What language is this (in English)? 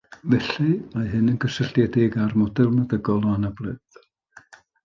Welsh